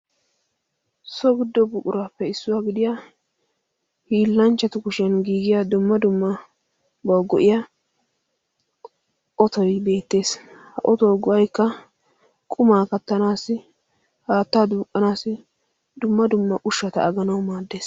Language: Wolaytta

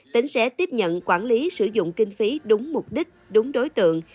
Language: Vietnamese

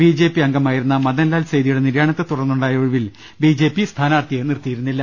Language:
Malayalam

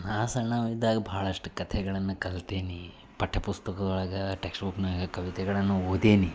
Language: Kannada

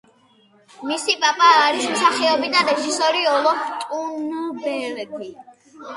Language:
Georgian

